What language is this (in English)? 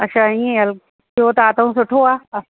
Sindhi